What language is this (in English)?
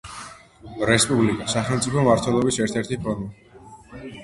Georgian